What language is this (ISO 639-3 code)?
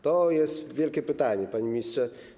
pol